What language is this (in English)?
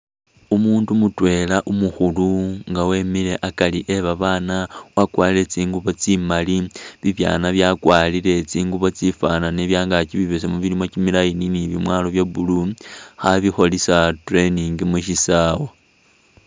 Masaaba